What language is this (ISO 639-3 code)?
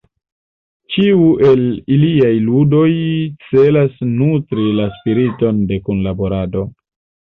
epo